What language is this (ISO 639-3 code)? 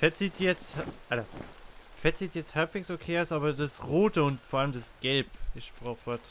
deu